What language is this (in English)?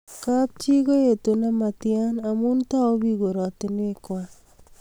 Kalenjin